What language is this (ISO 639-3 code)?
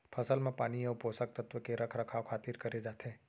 hne